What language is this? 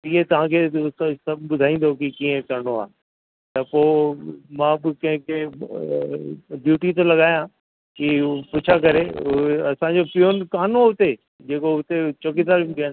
Sindhi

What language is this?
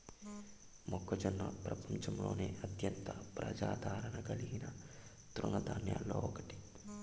Telugu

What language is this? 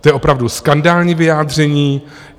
Czech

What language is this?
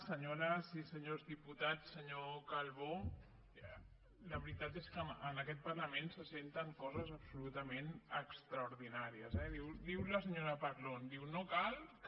Catalan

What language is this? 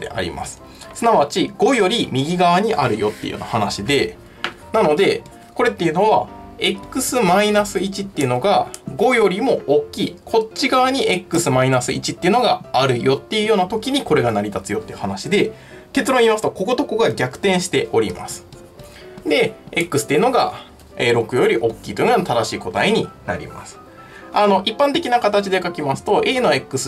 Japanese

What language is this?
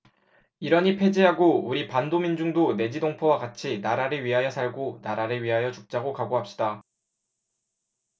Korean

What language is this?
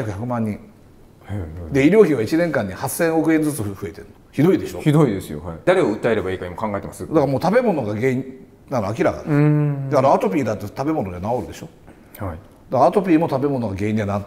Japanese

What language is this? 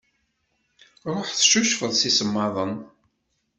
Kabyle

